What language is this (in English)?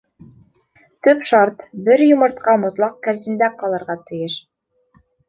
Bashkir